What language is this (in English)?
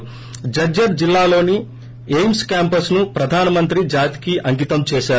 Telugu